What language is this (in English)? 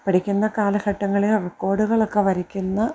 Malayalam